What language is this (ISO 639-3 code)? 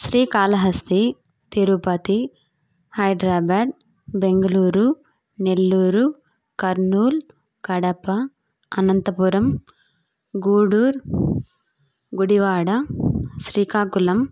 tel